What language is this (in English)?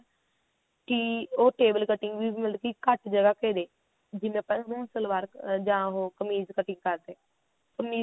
Punjabi